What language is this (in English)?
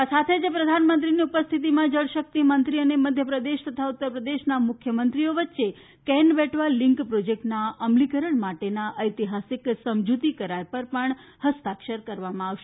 Gujarati